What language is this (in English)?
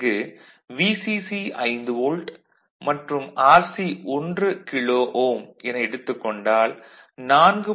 Tamil